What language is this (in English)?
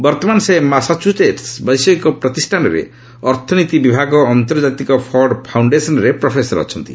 Odia